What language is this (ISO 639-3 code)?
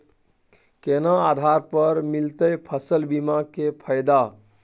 mai